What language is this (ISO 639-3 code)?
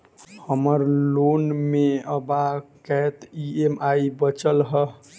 mai